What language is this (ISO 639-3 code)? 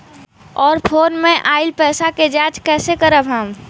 bho